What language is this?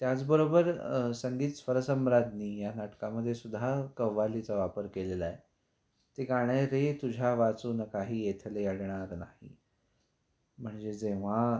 Marathi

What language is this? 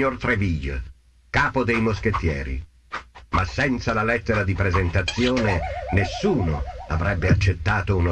Italian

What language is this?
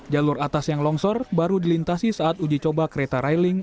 Indonesian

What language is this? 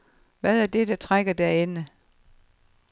Danish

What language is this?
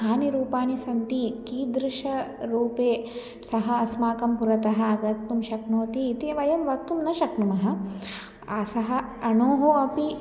Sanskrit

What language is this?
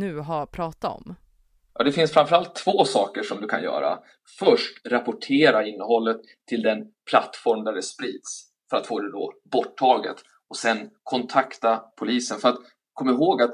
Swedish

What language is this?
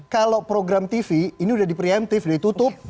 Indonesian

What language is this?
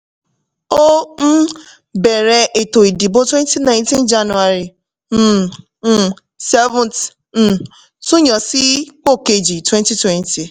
Yoruba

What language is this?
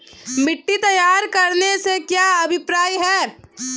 Hindi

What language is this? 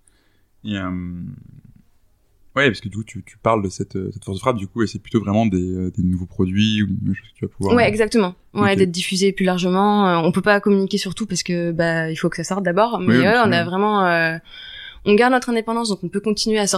French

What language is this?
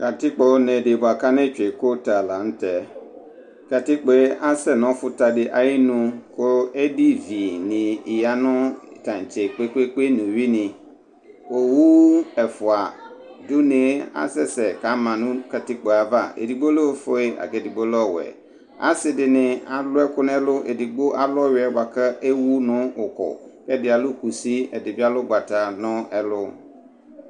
Ikposo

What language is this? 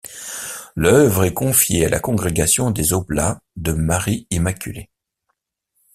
French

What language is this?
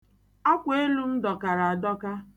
Igbo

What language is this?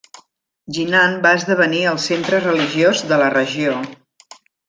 Catalan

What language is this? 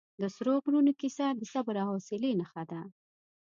Pashto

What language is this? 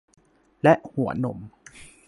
Thai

